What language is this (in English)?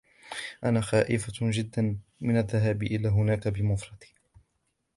Arabic